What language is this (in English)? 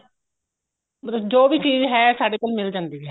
Punjabi